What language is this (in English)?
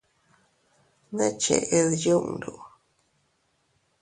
Teutila Cuicatec